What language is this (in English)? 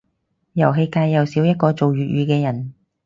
Cantonese